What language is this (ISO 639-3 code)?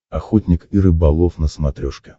rus